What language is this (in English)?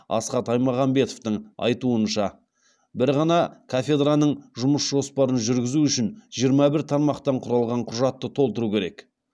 Kazakh